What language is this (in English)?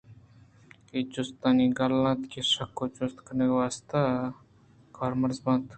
Eastern Balochi